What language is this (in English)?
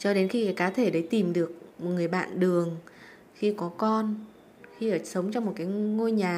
Vietnamese